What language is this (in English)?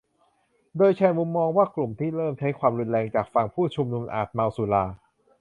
Thai